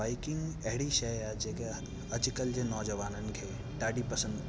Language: Sindhi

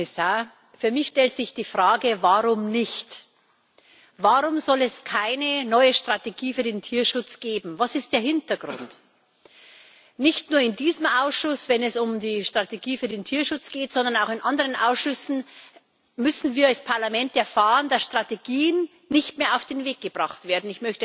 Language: German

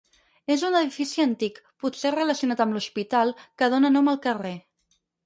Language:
Catalan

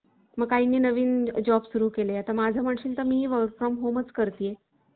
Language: Marathi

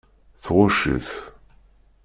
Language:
Kabyle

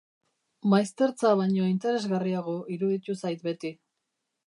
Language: Basque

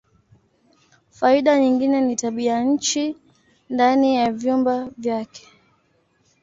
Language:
Swahili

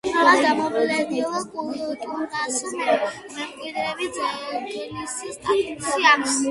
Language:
Georgian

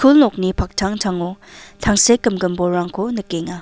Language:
Garo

